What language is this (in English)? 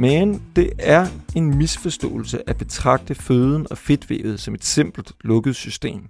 Danish